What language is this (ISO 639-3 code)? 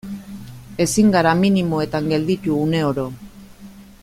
eus